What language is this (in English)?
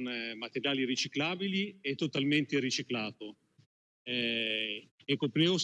Italian